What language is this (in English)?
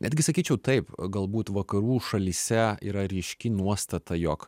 Lithuanian